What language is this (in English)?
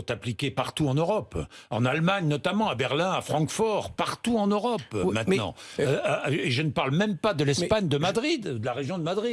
French